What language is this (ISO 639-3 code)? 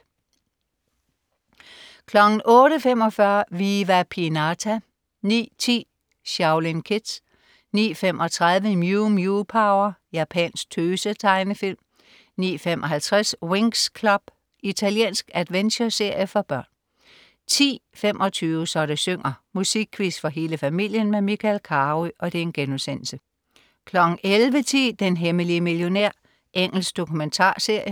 dan